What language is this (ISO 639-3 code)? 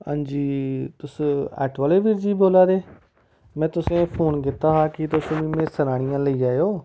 doi